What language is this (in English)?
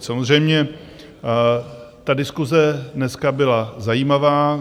Czech